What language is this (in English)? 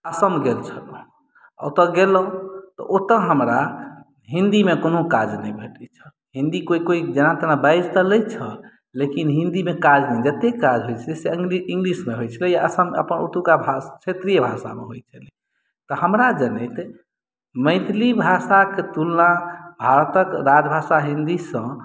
Maithili